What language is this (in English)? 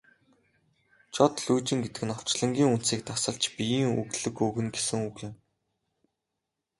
Mongolian